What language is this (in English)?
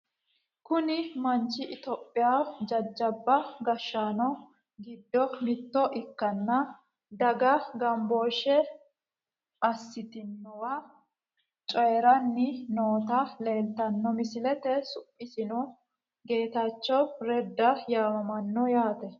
Sidamo